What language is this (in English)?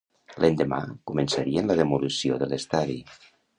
Catalan